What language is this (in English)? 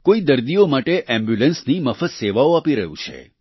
Gujarati